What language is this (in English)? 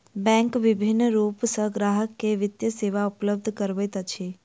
Maithili